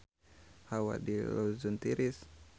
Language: Sundanese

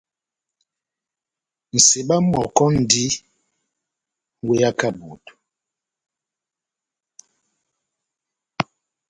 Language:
Batanga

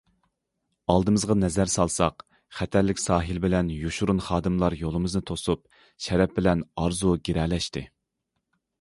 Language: Uyghur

